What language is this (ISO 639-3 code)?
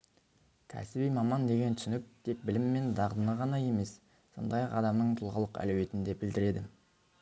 kaz